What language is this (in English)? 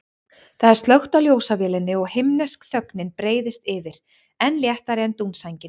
Icelandic